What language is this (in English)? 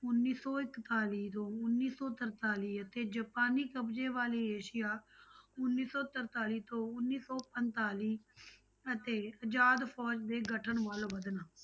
Punjabi